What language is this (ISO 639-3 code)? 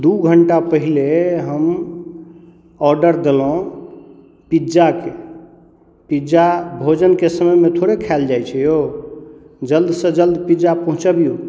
mai